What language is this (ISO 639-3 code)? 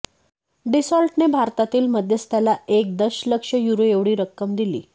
mar